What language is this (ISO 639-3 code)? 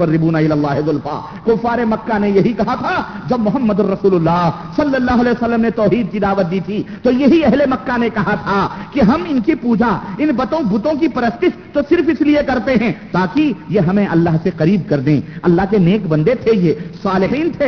urd